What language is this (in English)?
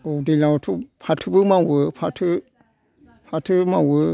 Bodo